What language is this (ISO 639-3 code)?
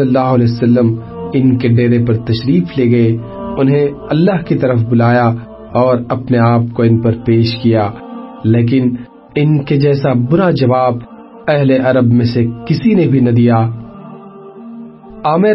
urd